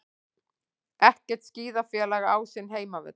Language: Icelandic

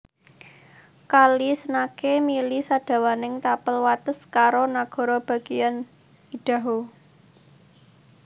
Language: Javanese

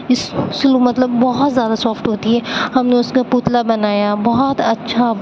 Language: Urdu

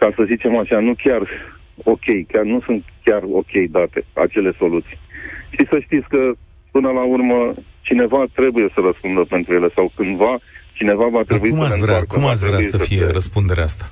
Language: Romanian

